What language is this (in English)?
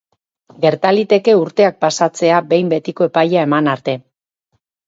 Basque